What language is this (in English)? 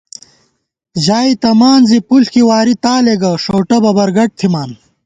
Gawar-Bati